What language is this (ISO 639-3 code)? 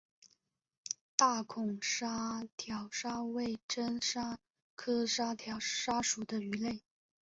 zho